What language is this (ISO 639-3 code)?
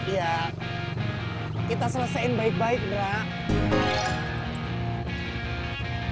ind